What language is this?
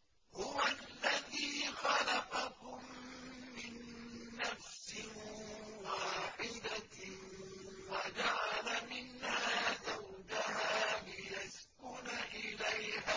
Arabic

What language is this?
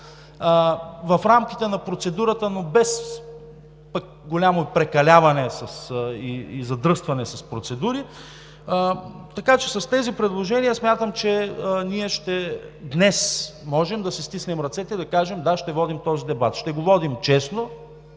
Bulgarian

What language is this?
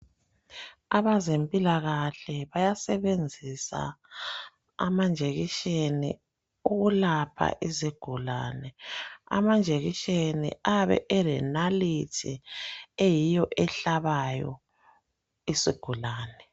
North Ndebele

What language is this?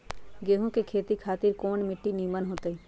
Magahi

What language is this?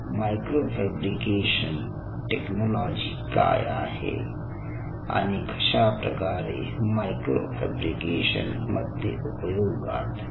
Marathi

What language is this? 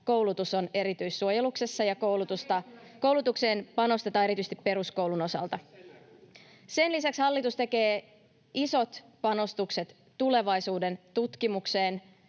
Finnish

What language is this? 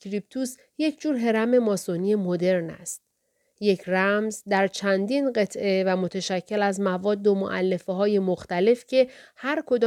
Persian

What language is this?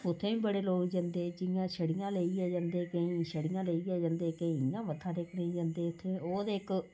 Dogri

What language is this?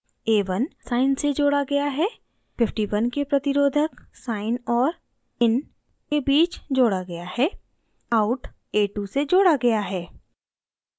Hindi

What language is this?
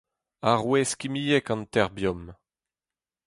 Breton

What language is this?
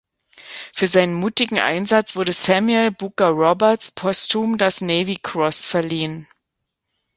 German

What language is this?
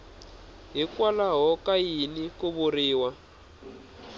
Tsonga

